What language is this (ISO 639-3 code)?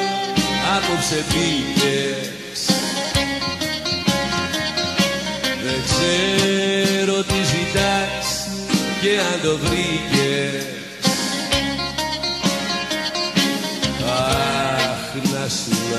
ell